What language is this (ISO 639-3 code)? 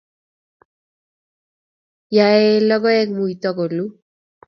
kln